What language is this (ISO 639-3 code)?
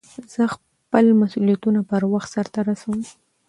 pus